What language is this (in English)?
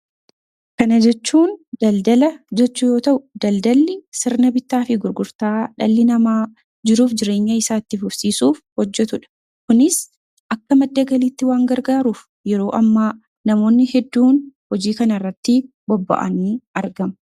Oromo